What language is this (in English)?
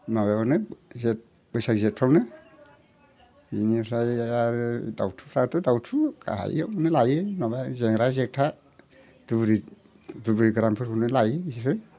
Bodo